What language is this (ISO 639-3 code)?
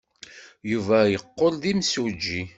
kab